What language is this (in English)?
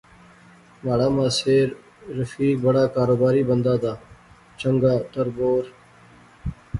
Pahari-Potwari